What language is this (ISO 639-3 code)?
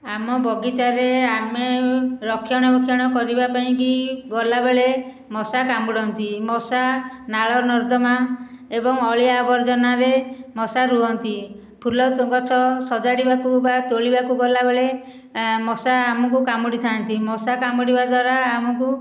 ori